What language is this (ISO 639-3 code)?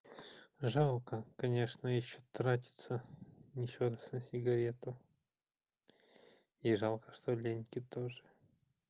rus